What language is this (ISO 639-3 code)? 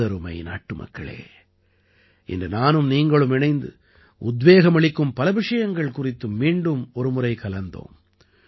tam